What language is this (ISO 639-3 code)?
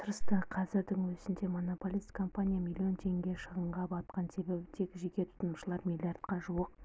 kaz